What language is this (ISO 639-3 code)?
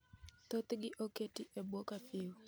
luo